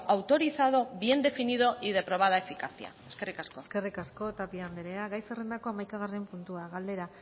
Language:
Basque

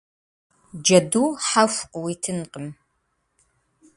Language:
Kabardian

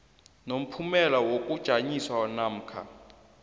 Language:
South Ndebele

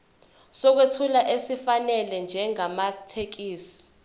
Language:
Zulu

